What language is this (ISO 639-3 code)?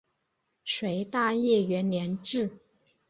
zho